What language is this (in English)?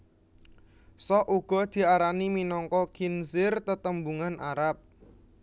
Javanese